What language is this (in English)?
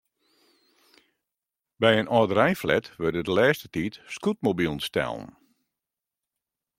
Western Frisian